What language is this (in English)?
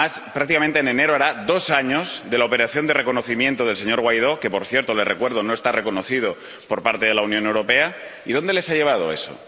Spanish